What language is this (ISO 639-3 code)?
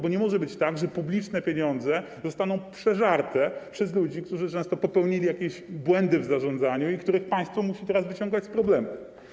pol